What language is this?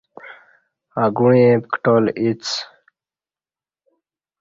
Kati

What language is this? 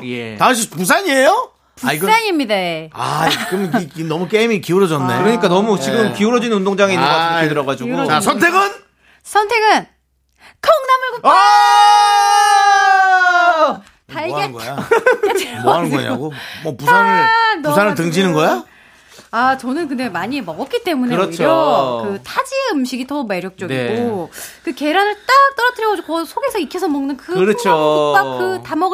Korean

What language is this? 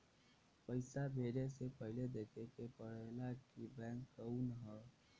Bhojpuri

